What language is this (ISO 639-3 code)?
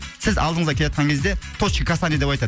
kaz